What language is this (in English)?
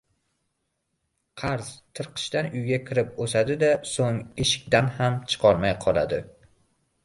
Uzbek